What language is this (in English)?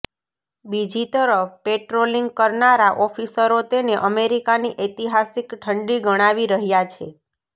Gujarati